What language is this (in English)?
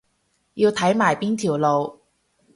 Cantonese